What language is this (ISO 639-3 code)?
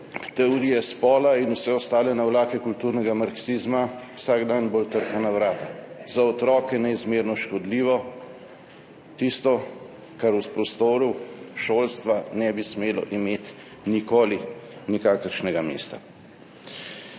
slv